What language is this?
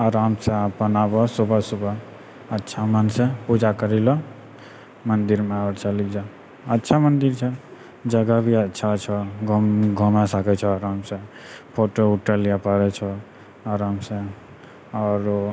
Maithili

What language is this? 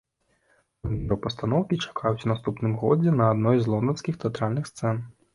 Belarusian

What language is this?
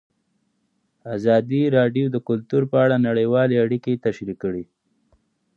Pashto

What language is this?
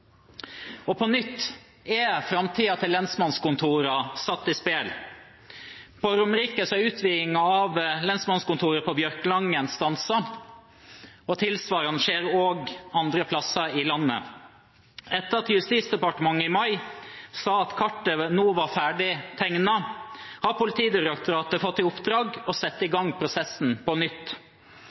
Norwegian Bokmål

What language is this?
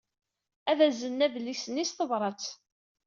Kabyle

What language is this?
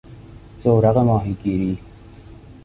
Persian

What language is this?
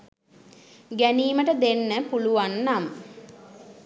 Sinhala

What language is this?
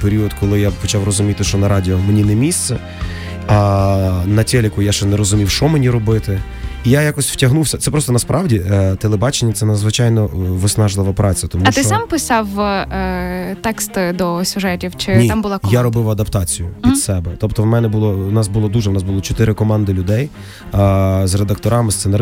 Ukrainian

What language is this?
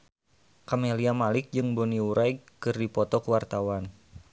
Sundanese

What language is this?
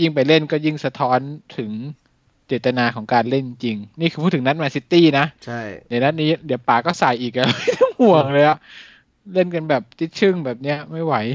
Thai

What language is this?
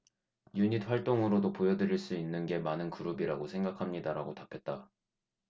Korean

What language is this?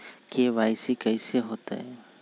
Magahi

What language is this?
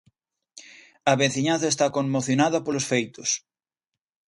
Galician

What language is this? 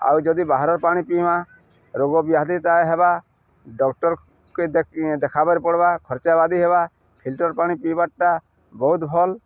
Odia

